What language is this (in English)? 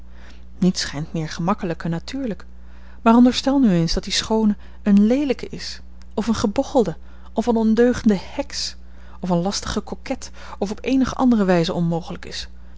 Dutch